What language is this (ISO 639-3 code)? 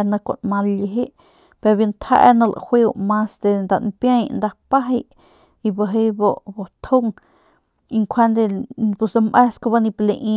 pmq